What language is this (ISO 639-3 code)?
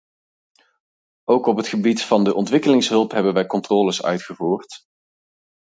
nld